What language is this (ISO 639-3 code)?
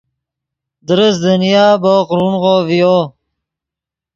ydg